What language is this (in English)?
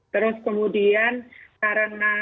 Indonesian